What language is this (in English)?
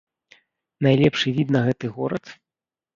Belarusian